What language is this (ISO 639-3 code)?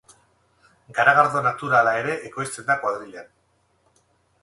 eus